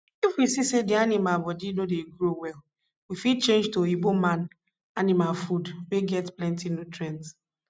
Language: Nigerian Pidgin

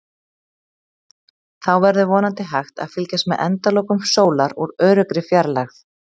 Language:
Icelandic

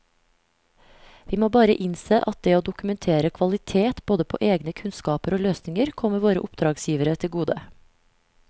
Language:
Norwegian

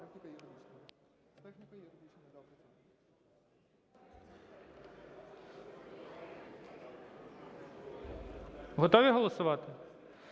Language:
Ukrainian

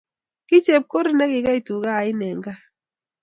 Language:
Kalenjin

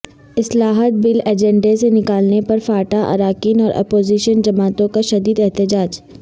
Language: Urdu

